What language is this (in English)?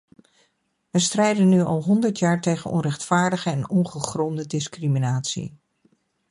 Dutch